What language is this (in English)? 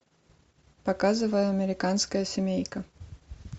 Russian